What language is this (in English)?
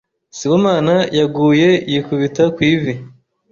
Kinyarwanda